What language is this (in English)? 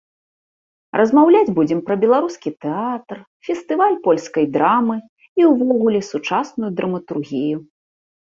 Belarusian